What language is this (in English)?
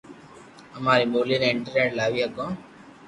Loarki